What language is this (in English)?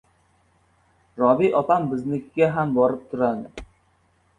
Uzbek